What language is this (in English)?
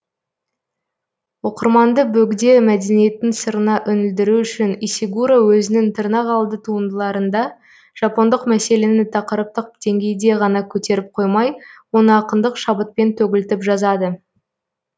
Kazakh